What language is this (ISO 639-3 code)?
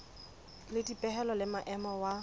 sot